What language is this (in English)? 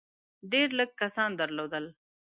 Pashto